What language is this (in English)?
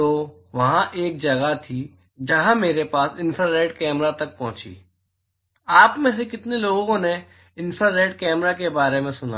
Hindi